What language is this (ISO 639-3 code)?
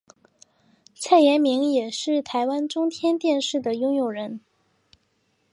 zho